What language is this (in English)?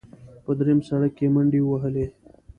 Pashto